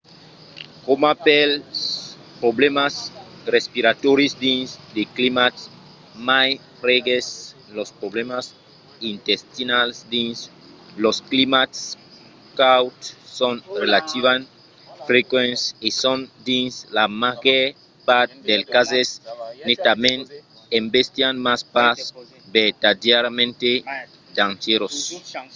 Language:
Occitan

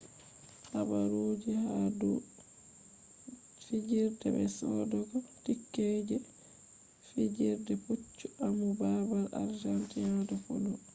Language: Fula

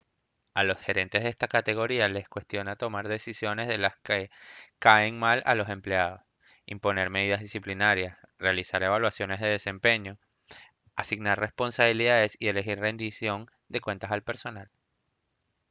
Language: Spanish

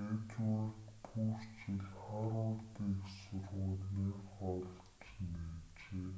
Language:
Mongolian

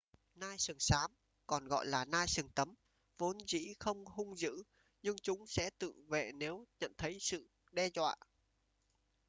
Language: Vietnamese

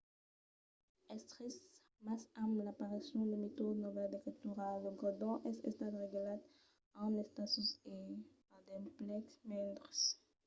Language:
Occitan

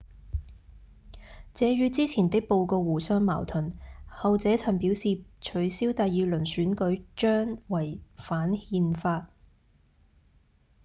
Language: Cantonese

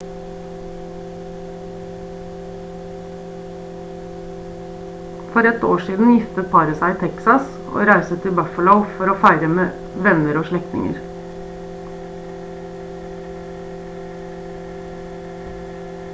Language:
Norwegian Bokmål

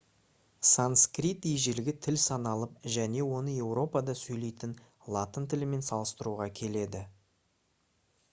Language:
Kazakh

